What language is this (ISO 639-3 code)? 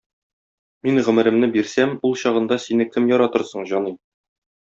tat